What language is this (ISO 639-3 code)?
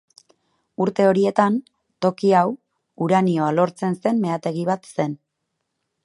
eus